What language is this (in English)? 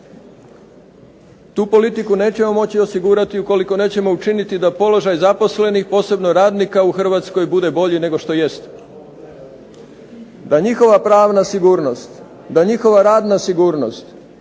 Croatian